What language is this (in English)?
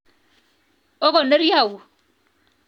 Kalenjin